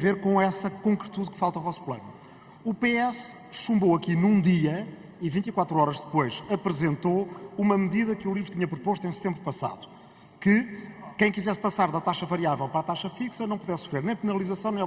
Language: Portuguese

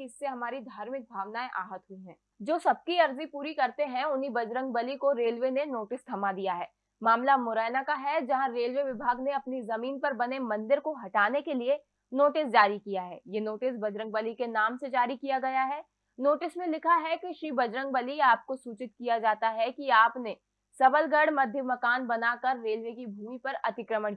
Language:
Hindi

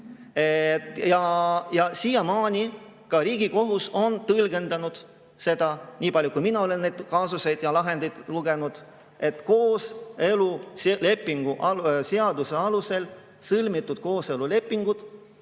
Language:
Estonian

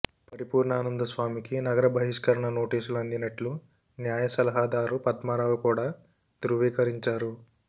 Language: Telugu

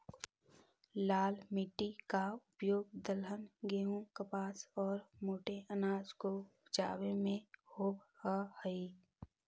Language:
Magahi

